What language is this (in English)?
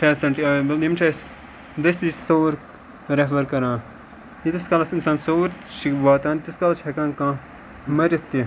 Kashmiri